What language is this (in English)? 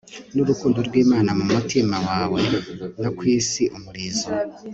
Kinyarwanda